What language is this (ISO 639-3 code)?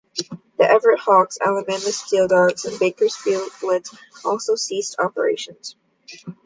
eng